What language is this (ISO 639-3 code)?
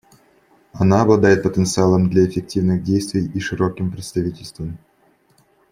rus